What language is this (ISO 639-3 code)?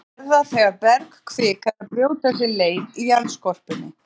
isl